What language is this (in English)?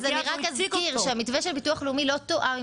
Hebrew